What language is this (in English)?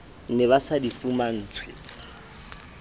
Southern Sotho